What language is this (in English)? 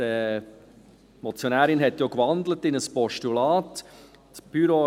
Swiss German